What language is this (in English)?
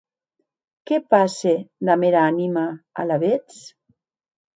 Occitan